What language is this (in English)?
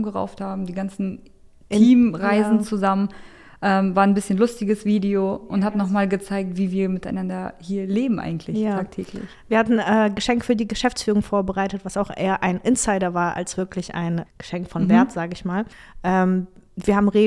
German